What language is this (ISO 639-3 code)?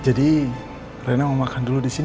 ind